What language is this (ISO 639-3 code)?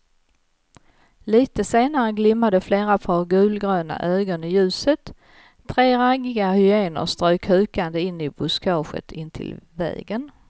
swe